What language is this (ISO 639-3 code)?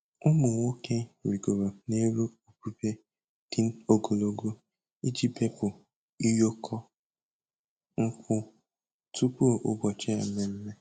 ibo